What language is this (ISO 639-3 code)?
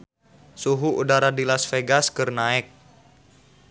sun